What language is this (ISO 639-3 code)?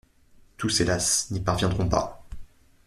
fra